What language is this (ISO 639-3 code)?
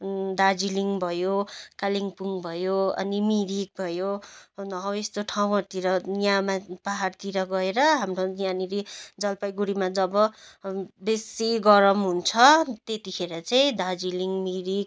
nep